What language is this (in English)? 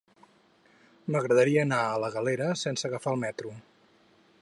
Catalan